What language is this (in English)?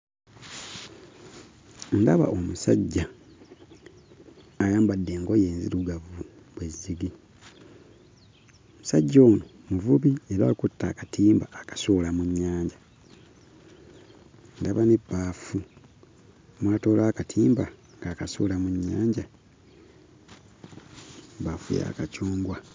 Ganda